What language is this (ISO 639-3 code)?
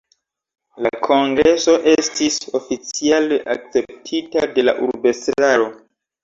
epo